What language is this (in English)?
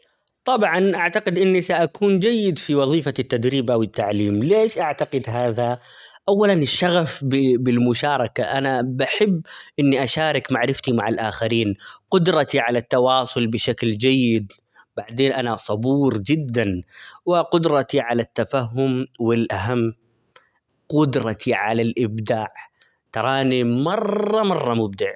Omani Arabic